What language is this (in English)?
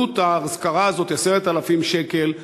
Hebrew